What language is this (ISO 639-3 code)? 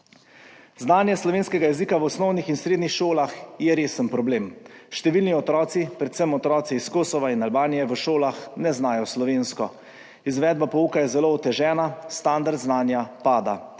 slv